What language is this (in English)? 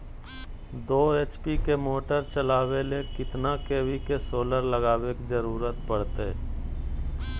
Magahi